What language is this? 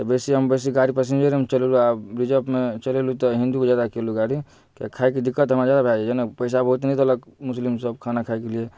Maithili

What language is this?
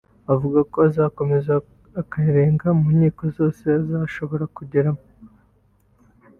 Kinyarwanda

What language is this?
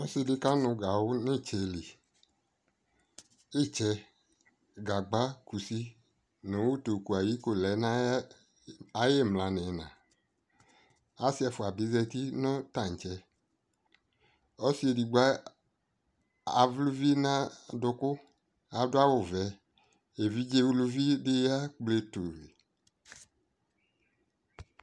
Ikposo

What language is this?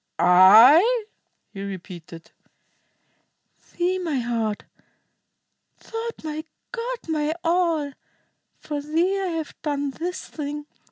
English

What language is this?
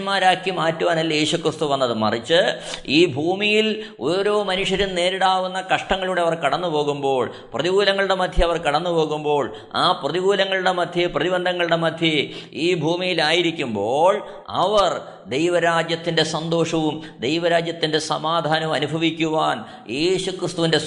Malayalam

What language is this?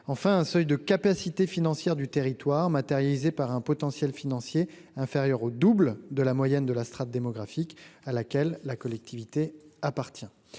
French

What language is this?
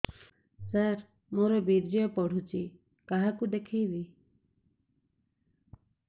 Odia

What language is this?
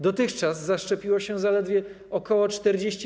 Polish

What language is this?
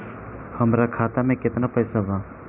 Bhojpuri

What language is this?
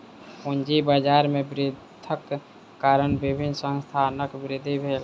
Maithili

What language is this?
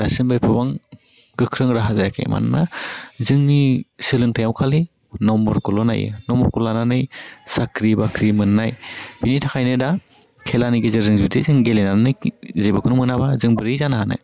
Bodo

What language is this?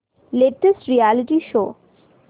Marathi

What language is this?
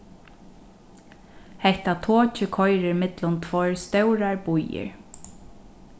Faroese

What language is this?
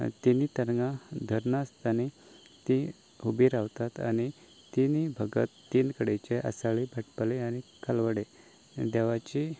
Konkani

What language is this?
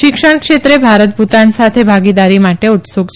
Gujarati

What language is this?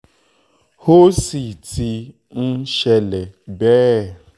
Yoruba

